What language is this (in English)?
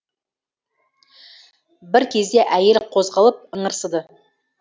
Kazakh